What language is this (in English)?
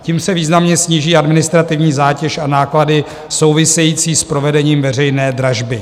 Czech